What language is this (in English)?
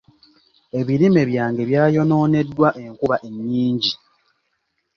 Ganda